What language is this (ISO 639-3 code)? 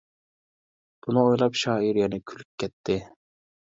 uig